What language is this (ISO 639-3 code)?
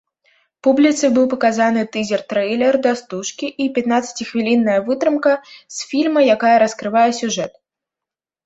bel